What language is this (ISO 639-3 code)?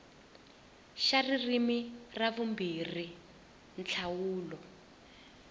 tso